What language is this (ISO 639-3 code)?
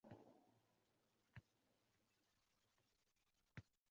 uzb